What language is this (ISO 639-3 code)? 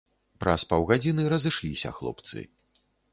bel